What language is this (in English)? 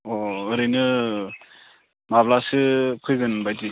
Bodo